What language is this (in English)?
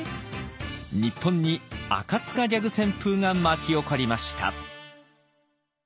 Japanese